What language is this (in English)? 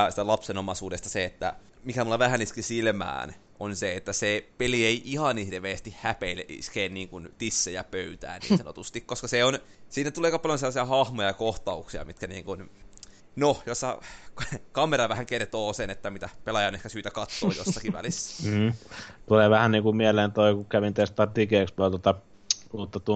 Finnish